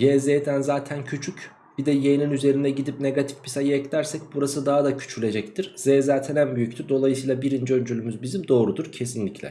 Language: Turkish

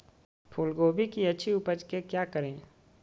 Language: Magahi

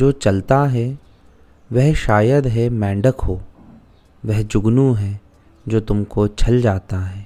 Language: Hindi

